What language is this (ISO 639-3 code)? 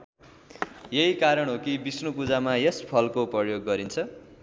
nep